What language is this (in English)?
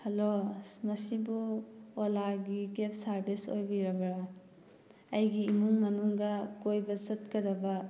Manipuri